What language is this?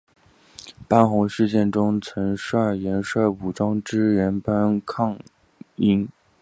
Chinese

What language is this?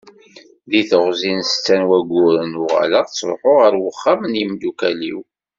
Kabyle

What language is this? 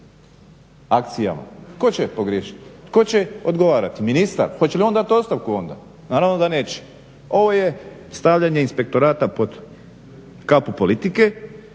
Croatian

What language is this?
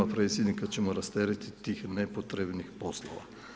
Croatian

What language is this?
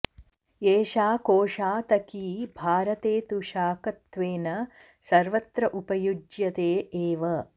Sanskrit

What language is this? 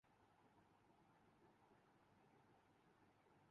Urdu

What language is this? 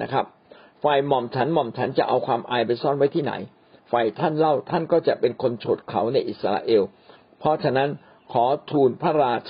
Thai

